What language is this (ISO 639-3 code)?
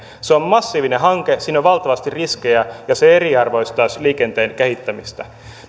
fin